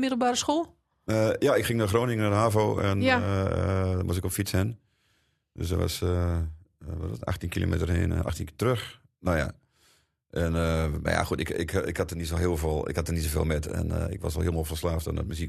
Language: Dutch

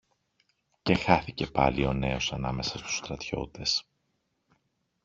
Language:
Greek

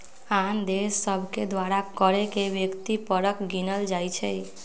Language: Magahi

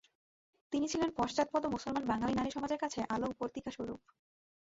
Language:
Bangla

